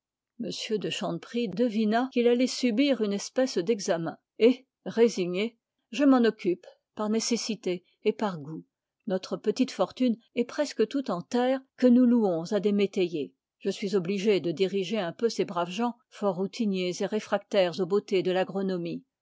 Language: French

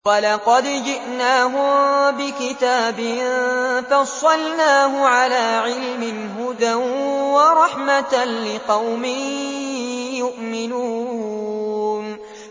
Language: Arabic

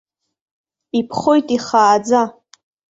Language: Abkhazian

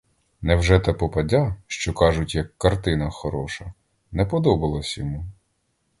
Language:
Ukrainian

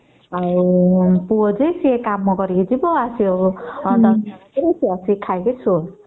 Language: Odia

